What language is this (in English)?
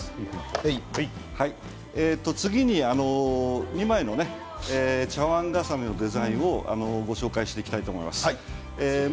Japanese